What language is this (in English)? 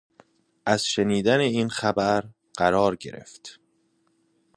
Persian